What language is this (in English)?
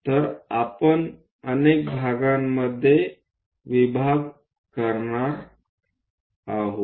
Marathi